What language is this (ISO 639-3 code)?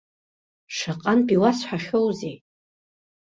abk